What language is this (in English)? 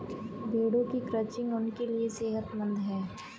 Hindi